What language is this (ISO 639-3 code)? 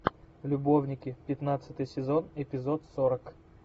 rus